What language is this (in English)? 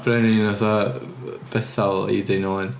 Welsh